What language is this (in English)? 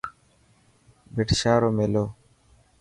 Dhatki